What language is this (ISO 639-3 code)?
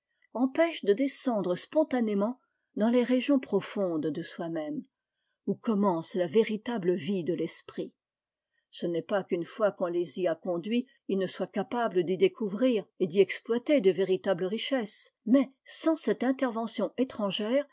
fra